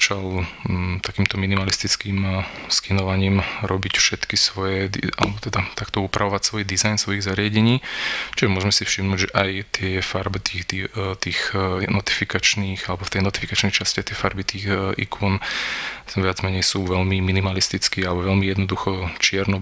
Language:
Slovak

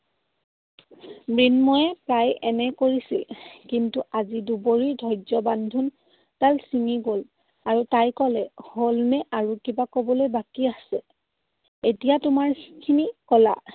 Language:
Assamese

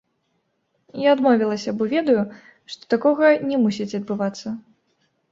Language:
Belarusian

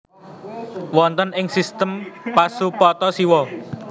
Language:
Javanese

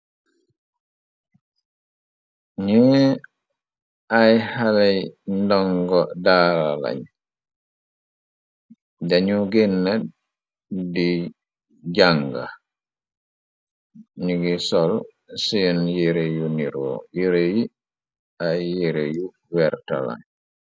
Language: Wolof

